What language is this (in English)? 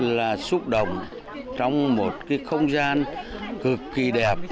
Vietnamese